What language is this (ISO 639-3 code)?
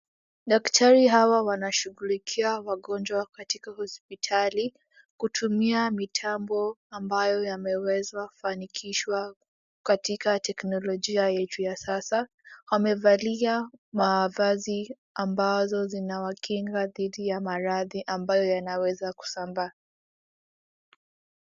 swa